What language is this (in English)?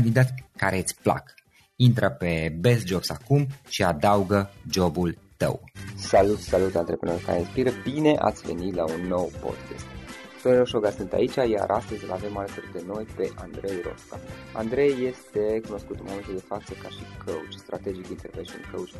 Romanian